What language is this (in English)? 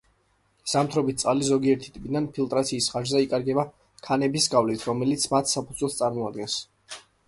Georgian